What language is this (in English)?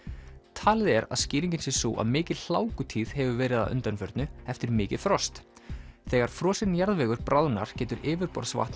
Icelandic